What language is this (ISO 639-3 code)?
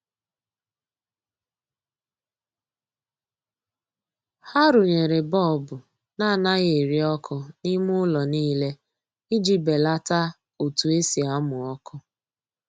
ibo